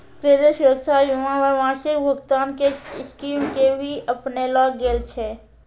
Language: Maithili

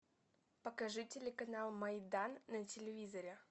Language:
Russian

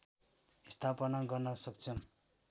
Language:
Nepali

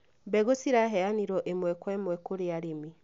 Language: Kikuyu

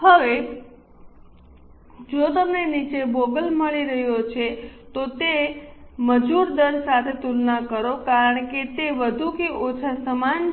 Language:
Gujarati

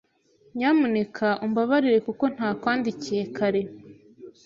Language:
Kinyarwanda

